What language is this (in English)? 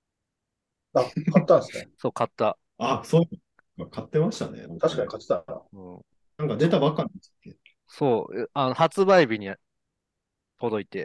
Japanese